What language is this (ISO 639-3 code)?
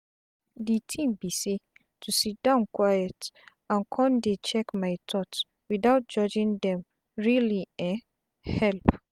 pcm